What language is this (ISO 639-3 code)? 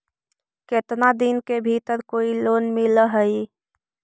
mag